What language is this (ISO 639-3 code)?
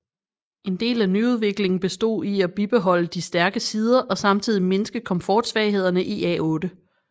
dan